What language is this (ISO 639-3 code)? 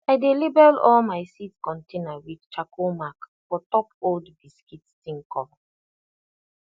pcm